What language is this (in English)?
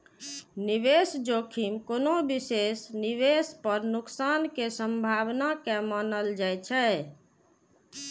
Maithili